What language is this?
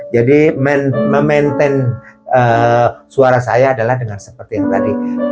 Indonesian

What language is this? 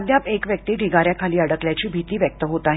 Marathi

